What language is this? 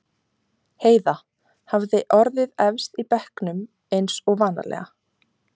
Icelandic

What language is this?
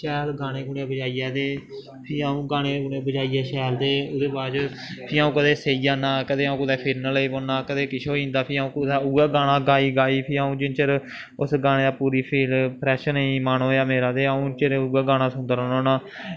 Dogri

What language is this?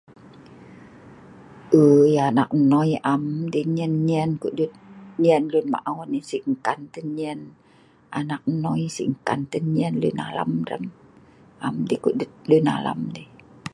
Sa'ban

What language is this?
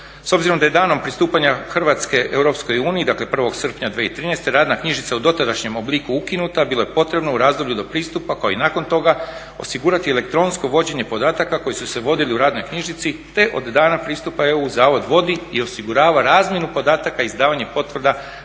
Croatian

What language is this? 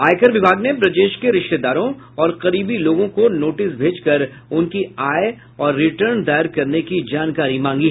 Hindi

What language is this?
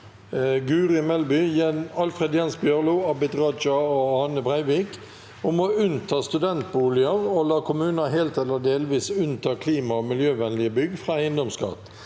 Norwegian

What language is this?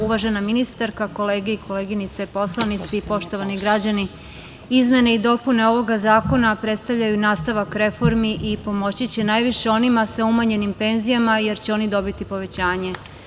Serbian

